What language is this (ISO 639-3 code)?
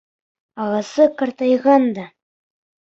bak